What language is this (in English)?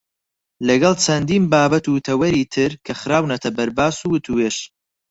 Central Kurdish